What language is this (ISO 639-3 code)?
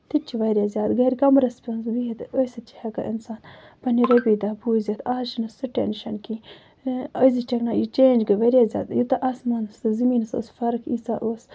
kas